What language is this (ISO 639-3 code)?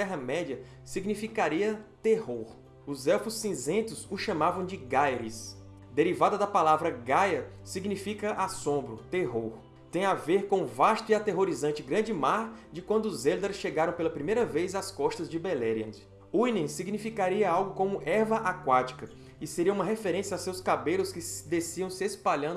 por